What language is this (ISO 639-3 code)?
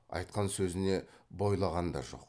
kaz